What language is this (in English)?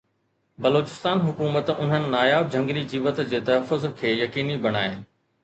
Sindhi